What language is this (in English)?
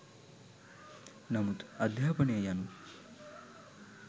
Sinhala